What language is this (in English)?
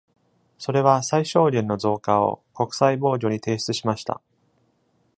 Japanese